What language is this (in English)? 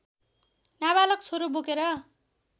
Nepali